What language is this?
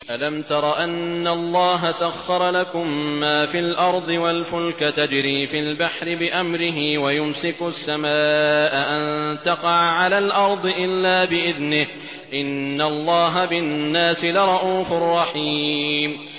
Arabic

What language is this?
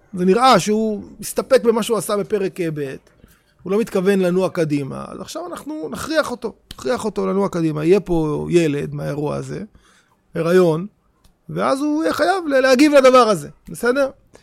Hebrew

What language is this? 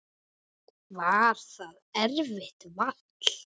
Icelandic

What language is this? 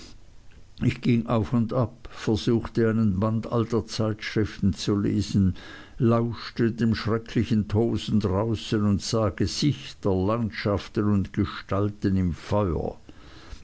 German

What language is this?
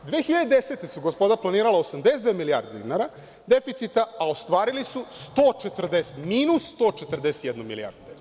Serbian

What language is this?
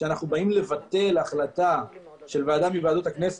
Hebrew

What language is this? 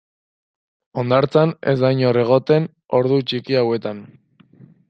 Basque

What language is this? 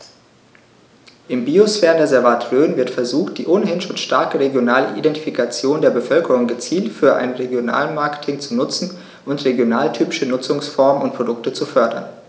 German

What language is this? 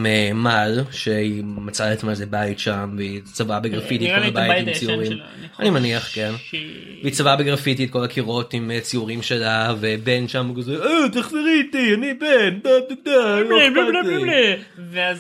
Hebrew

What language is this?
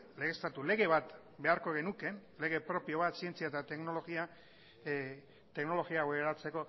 Basque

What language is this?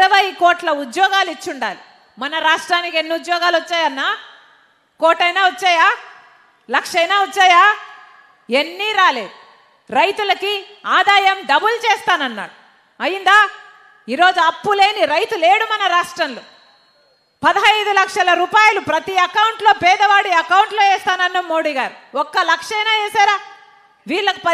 Telugu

